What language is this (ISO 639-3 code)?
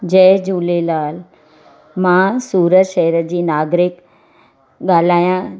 snd